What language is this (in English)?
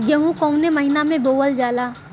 Bhojpuri